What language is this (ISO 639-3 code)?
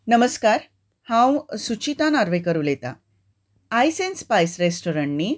kok